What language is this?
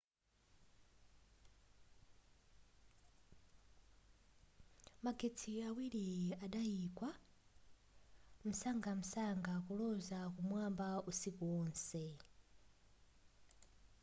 Nyanja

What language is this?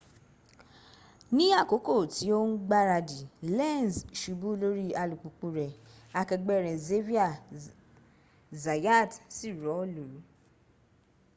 Yoruba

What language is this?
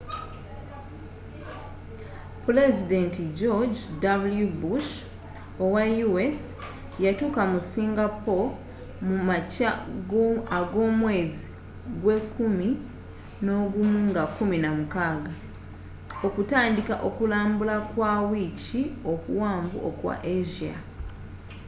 Ganda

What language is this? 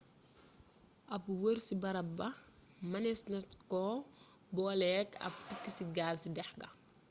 Wolof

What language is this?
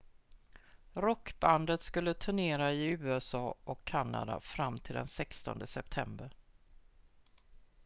Swedish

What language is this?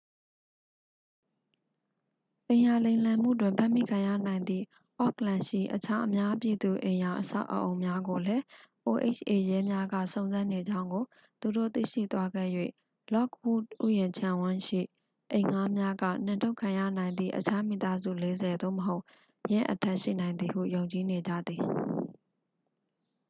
Burmese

